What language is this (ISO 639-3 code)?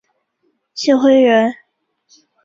zho